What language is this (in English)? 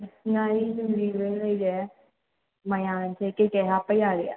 Manipuri